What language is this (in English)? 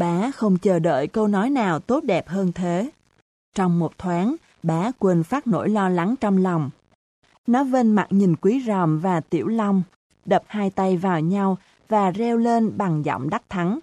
Vietnamese